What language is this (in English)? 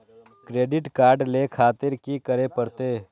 Maithili